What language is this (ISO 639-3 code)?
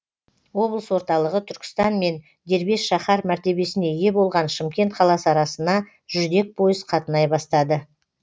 kaz